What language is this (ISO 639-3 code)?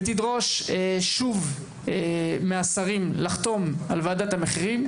heb